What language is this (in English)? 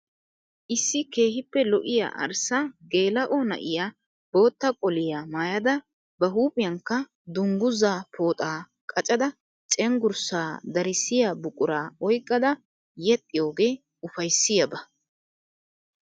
Wolaytta